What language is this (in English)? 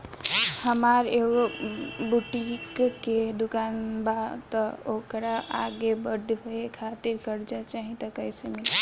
Bhojpuri